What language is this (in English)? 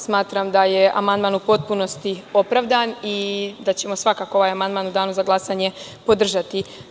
Serbian